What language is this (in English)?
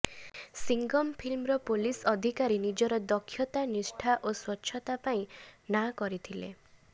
Odia